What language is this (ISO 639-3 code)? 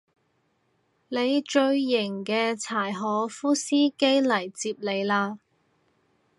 yue